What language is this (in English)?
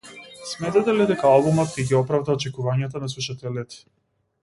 Macedonian